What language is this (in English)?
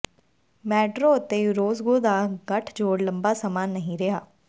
Punjabi